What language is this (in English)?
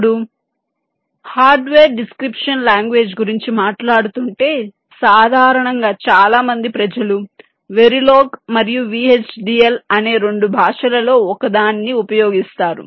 Telugu